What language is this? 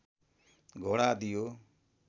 Nepali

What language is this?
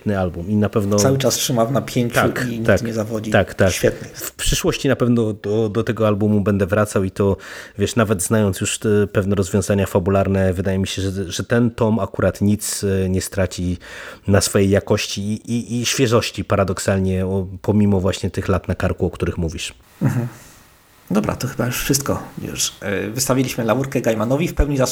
Polish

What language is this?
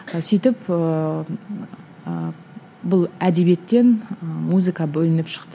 Kazakh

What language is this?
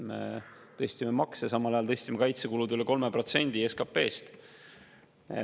Estonian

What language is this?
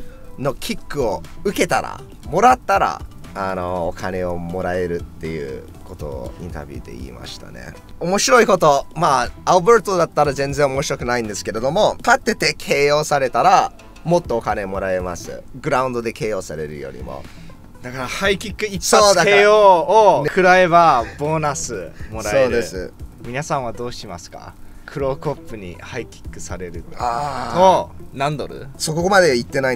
Japanese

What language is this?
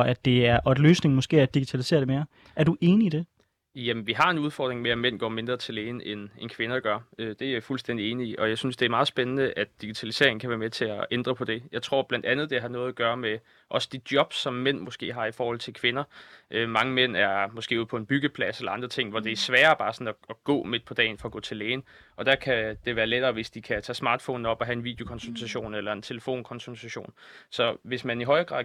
Danish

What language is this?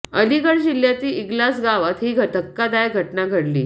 Marathi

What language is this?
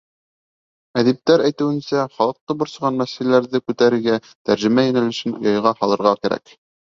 Bashkir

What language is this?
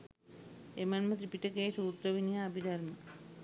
Sinhala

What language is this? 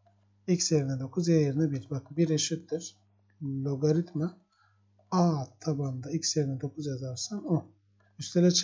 Turkish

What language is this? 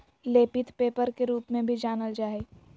Magahi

